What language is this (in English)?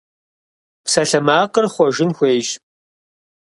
Kabardian